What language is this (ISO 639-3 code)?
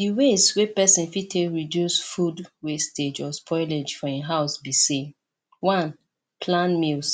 pcm